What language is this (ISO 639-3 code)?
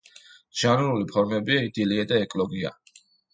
kat